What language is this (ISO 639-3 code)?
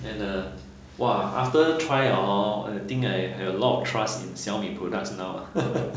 eng